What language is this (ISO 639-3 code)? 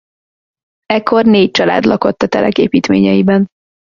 hun